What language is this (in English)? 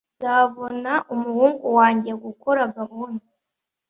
Kinyarwanda